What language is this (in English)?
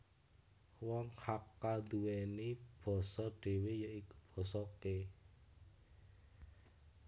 Javanese